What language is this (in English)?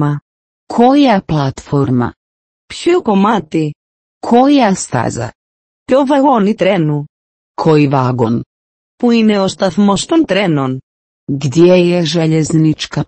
Greek